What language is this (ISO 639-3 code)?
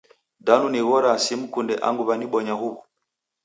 dav